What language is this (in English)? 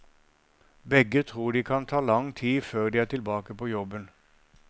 Norwegian